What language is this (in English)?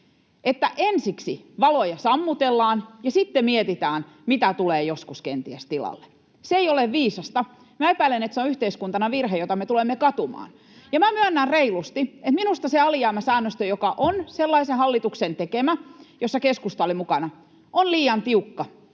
Finnish